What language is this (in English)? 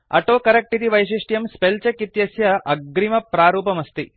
Sanskrit